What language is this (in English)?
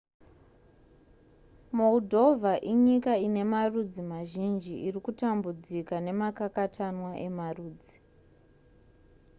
Shona